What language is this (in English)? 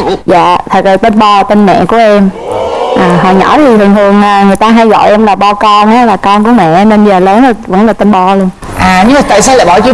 Vietnamese